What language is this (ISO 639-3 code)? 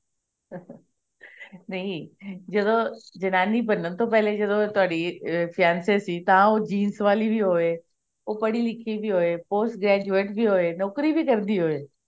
pan